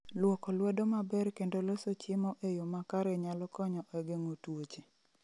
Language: Luo (Kenya and Tanzania)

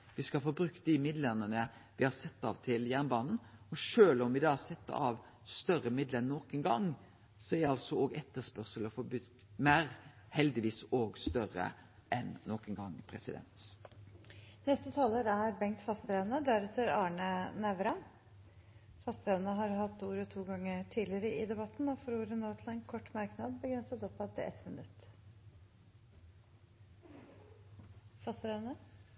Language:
Norwegian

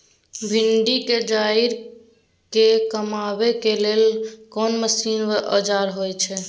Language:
Maithili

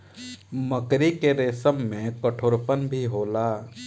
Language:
Bhojpuri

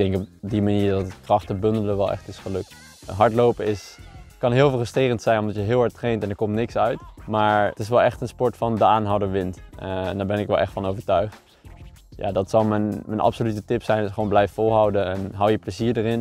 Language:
Dutch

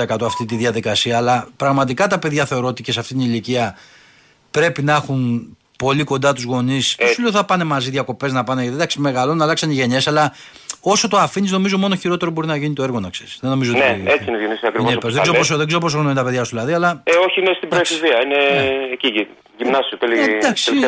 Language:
Greek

